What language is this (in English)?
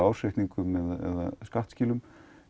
Icelandic